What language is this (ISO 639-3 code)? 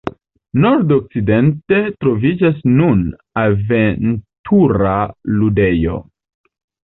epo